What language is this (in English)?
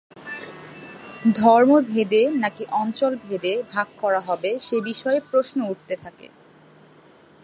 Bangla